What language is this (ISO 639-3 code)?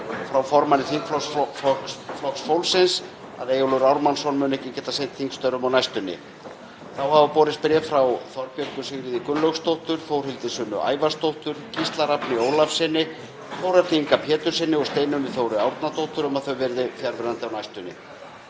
isl